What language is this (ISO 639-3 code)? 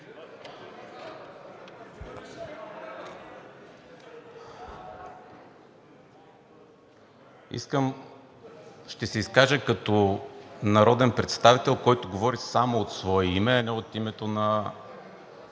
bul